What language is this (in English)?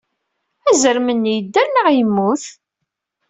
Kabyle